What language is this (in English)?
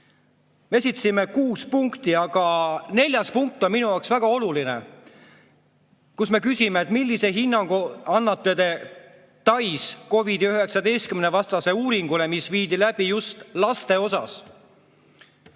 Estonian